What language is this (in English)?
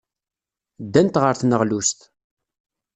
Kabyle